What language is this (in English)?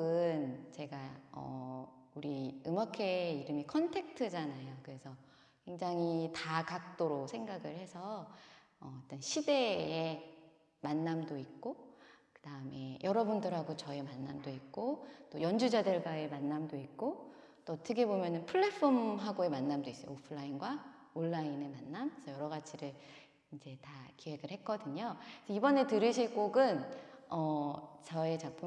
Korean